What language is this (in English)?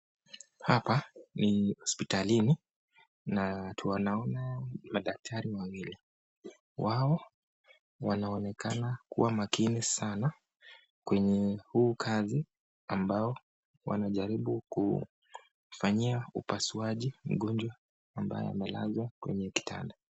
Swahili